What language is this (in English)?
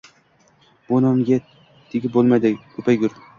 Uzbek